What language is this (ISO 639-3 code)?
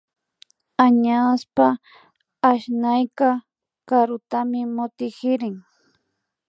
qvi